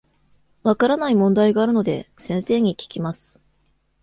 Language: Japanese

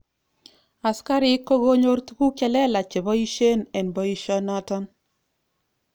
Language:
Kalenjin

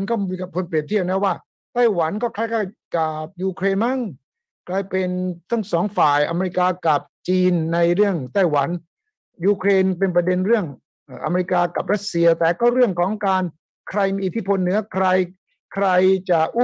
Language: Thai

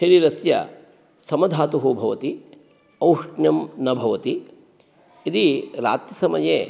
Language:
Sanskrit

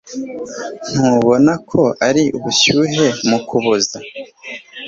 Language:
Kinyarwanda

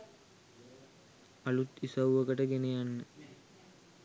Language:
Sinhala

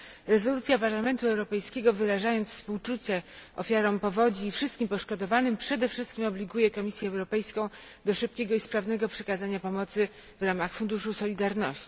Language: Polish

